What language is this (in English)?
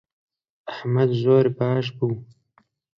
Central Kurdish